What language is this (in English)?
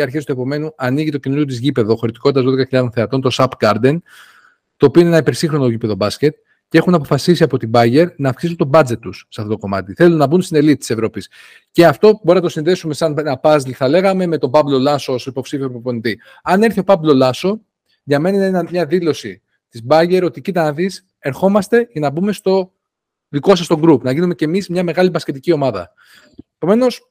Greek